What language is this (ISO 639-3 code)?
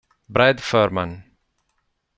ita